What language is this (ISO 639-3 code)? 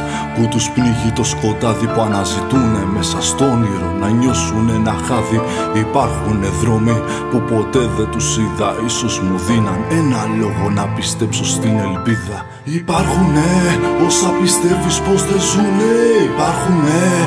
ell